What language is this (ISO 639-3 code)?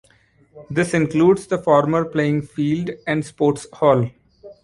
eng